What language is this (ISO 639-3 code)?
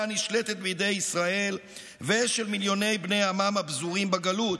heb